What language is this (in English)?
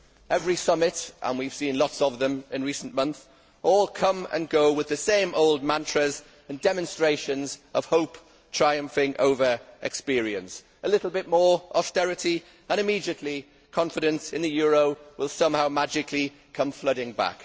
English